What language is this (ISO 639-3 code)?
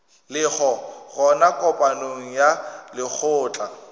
nso